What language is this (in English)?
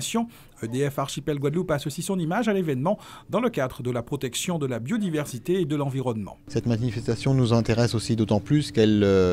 French